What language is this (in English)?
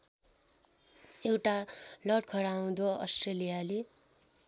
Nepali